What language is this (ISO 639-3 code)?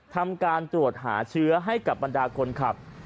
tha